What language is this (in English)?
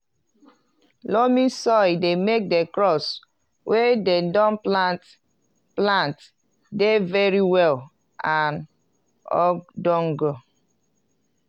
Nigerian Pidgin